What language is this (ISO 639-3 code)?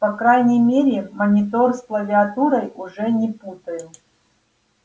rus